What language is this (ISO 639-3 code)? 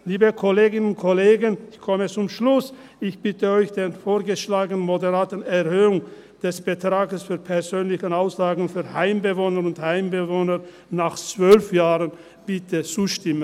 gsw